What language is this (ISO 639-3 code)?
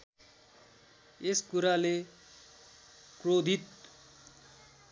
nep